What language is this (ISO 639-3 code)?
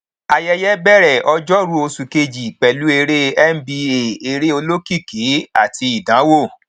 yor